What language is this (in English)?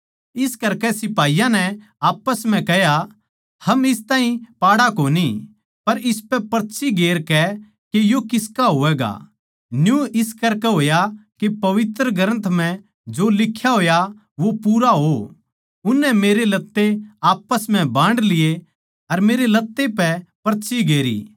Haryanvi